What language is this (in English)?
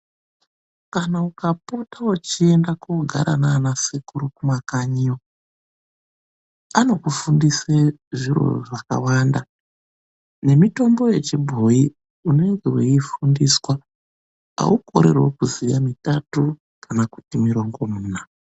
Ndau